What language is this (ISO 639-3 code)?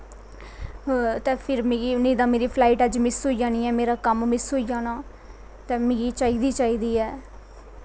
doi